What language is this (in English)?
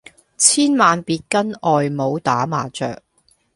Cantonese